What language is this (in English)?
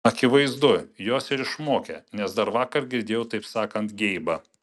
Lithuanian